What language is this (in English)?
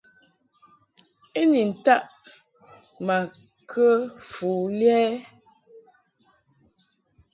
Mungaka